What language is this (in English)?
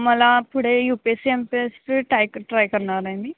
Marathi